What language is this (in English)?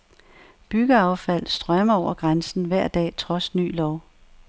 Danish